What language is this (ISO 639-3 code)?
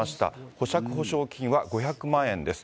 jpn